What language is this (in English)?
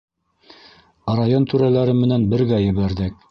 Bashkir